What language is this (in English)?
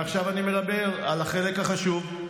Hebrew